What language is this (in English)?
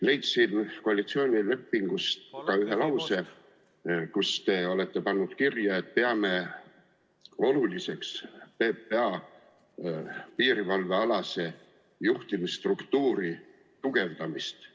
Estonian